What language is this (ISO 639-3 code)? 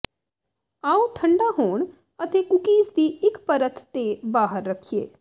pan